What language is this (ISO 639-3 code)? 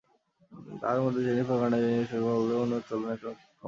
ben